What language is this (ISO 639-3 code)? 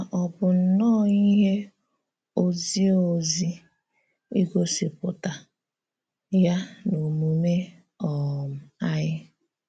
ibo